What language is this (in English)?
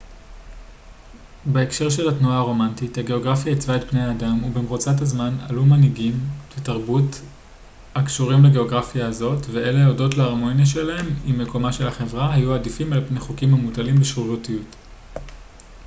Hebrew